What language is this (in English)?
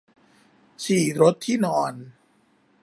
Thai